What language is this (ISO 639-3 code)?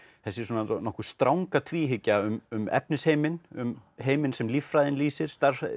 isl